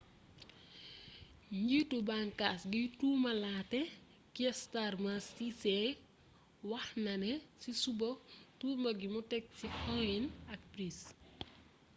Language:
Wolof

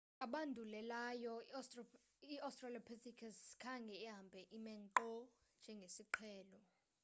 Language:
Xhosa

